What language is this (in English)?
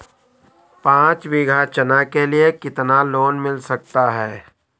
Hindi